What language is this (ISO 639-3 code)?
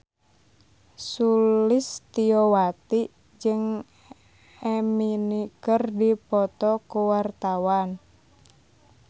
sun